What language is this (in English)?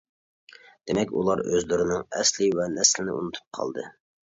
Uyghur